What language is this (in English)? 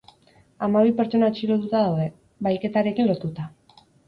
Basque